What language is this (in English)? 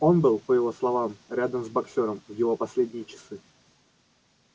Russian